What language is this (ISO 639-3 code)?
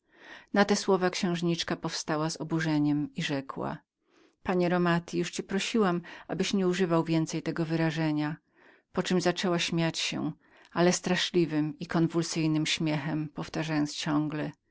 pol